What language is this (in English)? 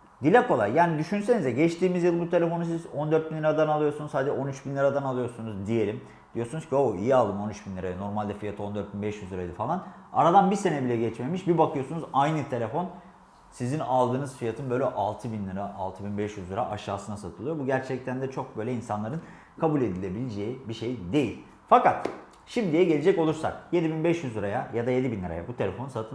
Turkish